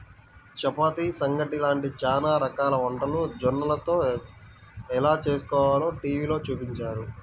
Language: Telugu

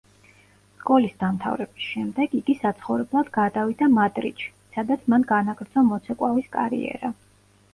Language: Georgian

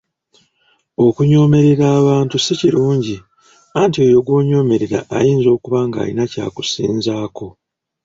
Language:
Ganda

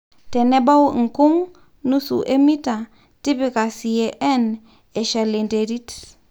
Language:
Masai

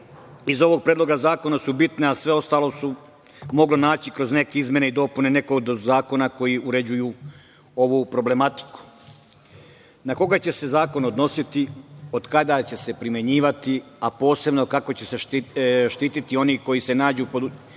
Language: Serbian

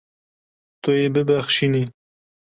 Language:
Kurdish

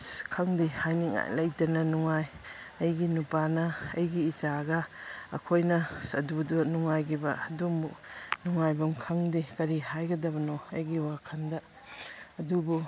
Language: Manipuri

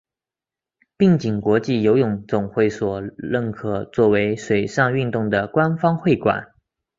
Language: Chinese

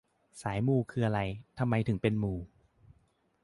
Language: Thai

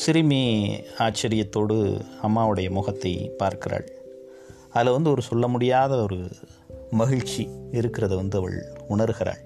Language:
Tamil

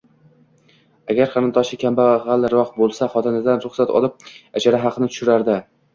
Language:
Uzbek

